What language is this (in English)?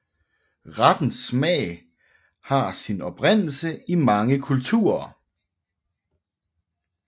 Danish